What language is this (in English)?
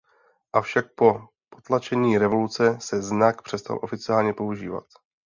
Czech